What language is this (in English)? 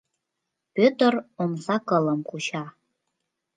Mari